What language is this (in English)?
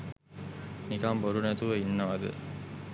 Sinhala